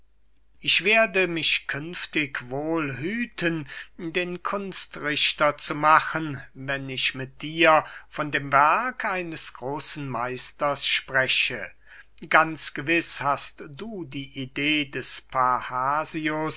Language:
German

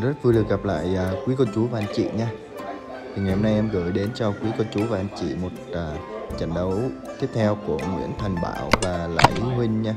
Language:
Vietnamese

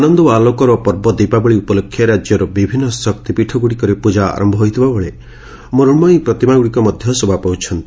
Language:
Odia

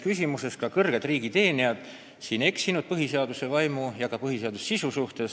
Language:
Estonian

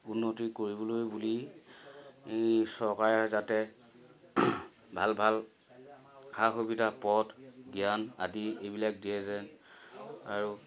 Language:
Assamese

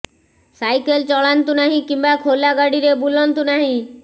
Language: Odia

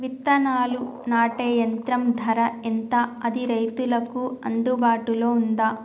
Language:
Telugu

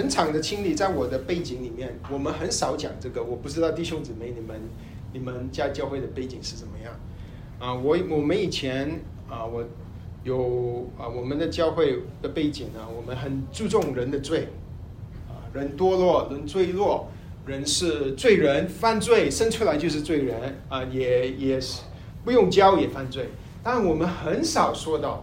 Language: Chinese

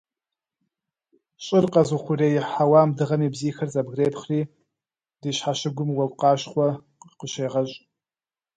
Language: Kabardian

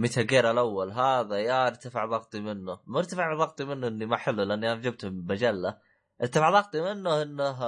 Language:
Arabic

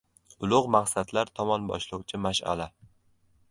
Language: Uzbek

